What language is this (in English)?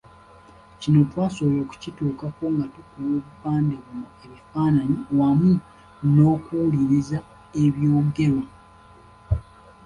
Ganda